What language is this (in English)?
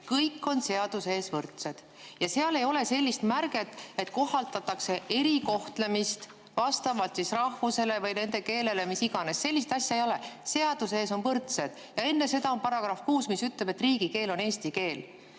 Estonian